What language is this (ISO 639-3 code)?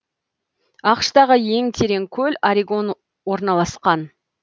kaz